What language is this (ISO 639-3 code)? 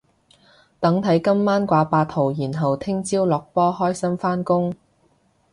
yue